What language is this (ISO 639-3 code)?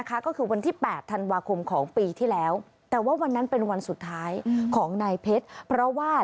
tha